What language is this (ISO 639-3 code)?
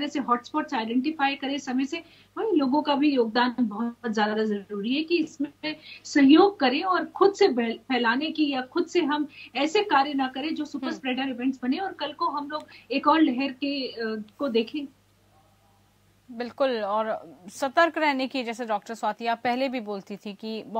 hin